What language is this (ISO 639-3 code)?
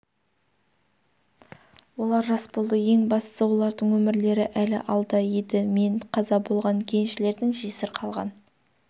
kaz